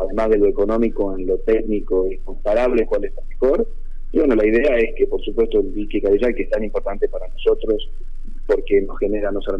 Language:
Spanish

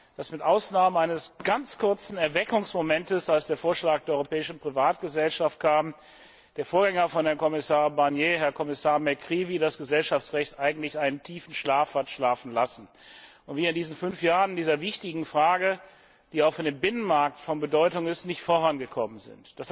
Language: German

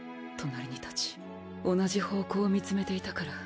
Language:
Japanese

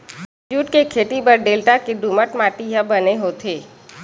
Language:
Chhattisgarhi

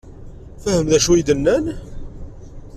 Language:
Kabyle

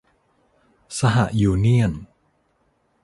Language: Thai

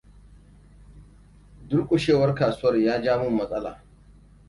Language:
Hausa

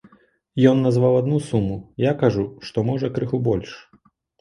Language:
Belarusian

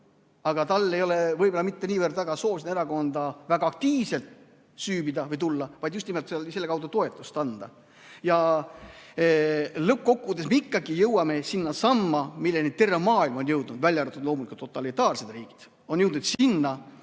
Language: Estonian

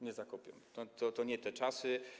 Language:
Polish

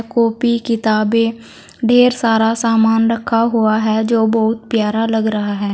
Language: Hindi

